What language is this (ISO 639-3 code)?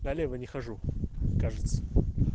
rus